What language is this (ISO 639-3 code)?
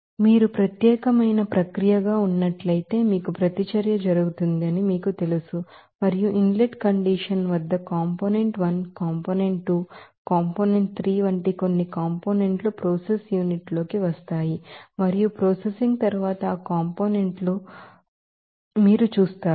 tel